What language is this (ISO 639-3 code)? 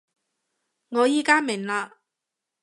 yue